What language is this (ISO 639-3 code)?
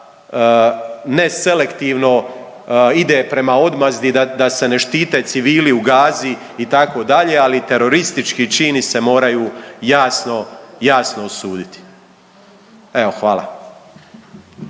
hrv